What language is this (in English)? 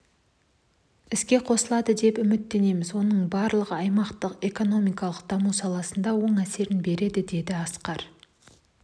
Kazakh